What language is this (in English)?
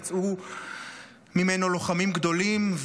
Hebrew